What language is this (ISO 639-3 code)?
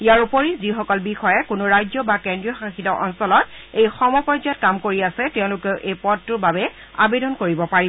asm